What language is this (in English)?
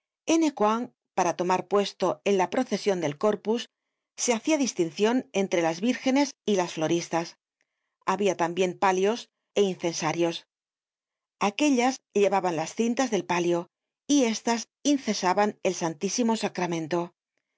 Spanish